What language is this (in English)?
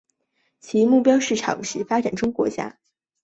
Chinese